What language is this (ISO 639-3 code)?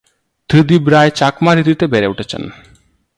ben